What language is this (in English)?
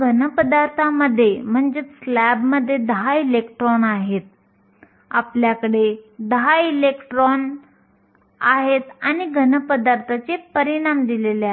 Marathi